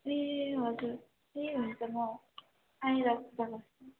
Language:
Nepali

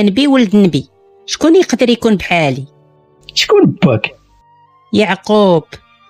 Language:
Arabic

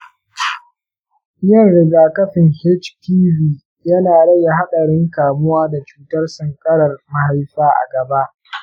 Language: Hausa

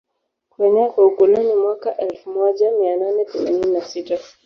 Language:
Swahili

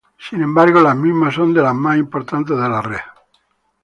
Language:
Spanish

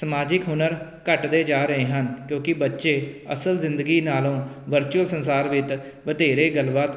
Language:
Punjabi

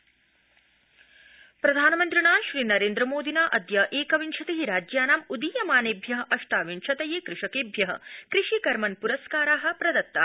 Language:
Sanskrit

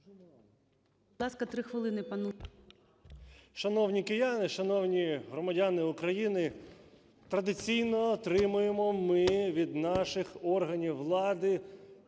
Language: Ukrainian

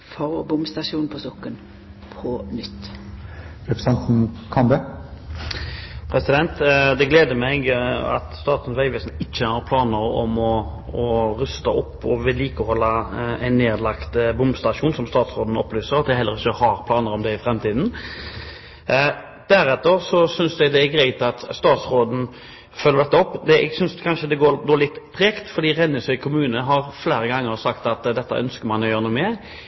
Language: Norwegian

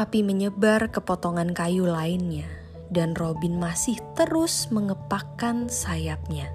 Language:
Indonesian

